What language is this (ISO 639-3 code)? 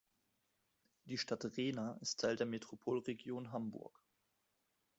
deu